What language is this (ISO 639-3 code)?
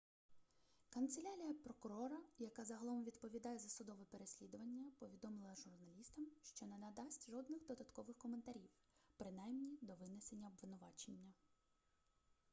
ukr